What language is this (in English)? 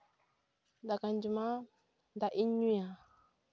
Santali